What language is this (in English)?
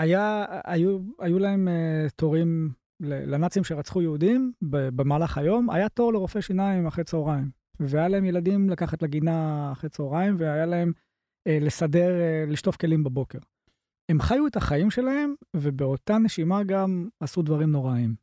Hebrew